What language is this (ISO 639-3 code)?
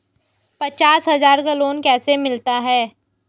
hin